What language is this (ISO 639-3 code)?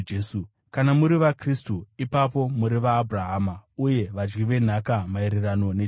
sna